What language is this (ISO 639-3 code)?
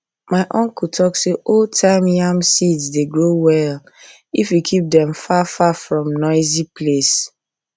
pcm